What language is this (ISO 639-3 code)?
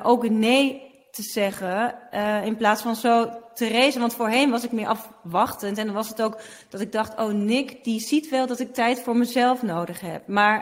nld